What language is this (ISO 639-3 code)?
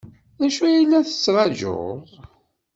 kab